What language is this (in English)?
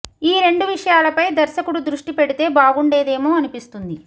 Telugu